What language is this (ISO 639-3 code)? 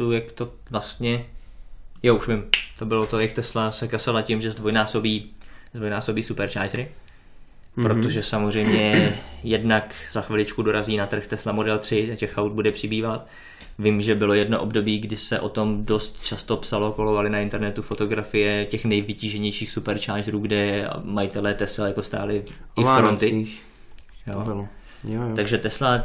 ces